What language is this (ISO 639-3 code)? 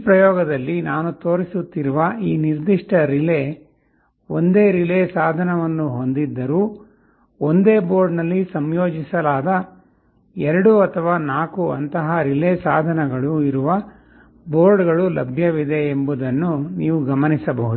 kan